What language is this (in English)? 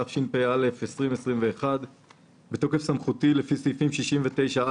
Hebrew